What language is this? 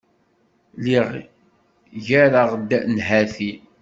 Kabyle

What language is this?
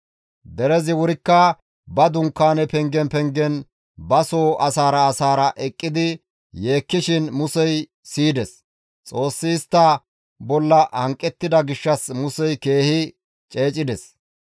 Gamo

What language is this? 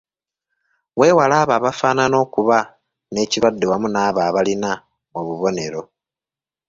Ganda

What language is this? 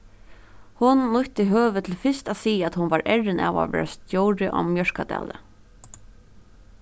Faroese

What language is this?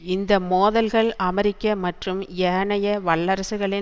Tamil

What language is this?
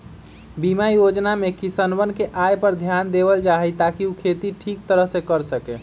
Magahi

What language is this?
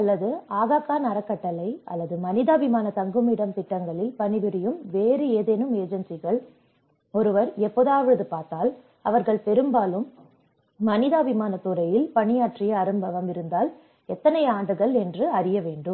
Tamil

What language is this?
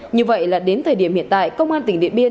Vietnamese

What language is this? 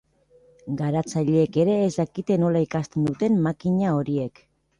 Basque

